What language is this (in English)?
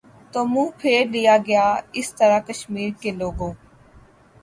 Urdu